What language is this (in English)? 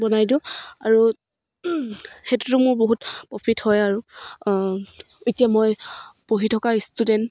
Assamese